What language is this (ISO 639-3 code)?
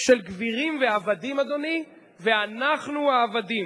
heb